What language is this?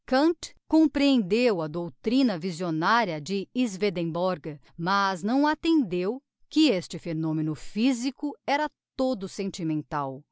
Portuguese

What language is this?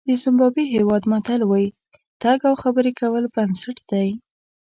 Pashto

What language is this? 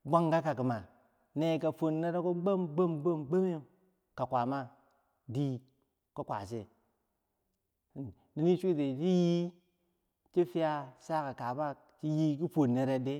Bangwinji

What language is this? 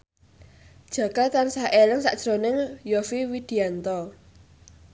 Javanese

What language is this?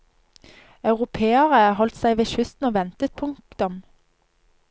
Norwegian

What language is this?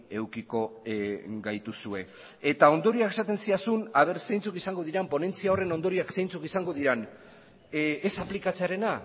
Basque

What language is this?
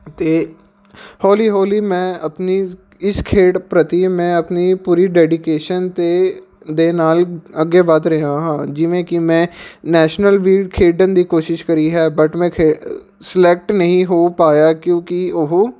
Punjabi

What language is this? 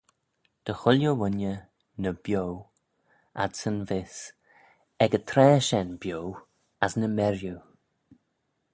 Manx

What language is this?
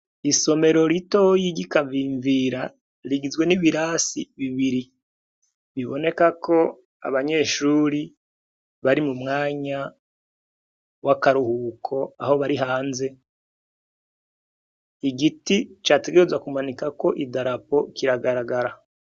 Rundi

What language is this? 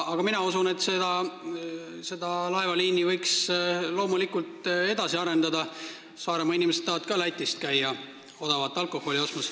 Estonian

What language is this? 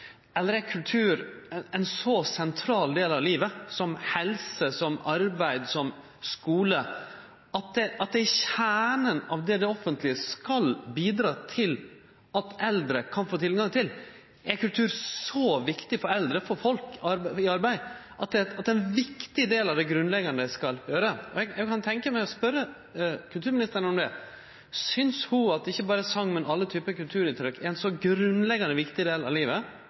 Norwegian Nynorsk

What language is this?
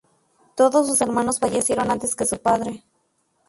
Spanish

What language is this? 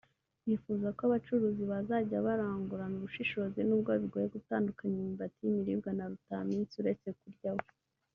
Kinyarwanda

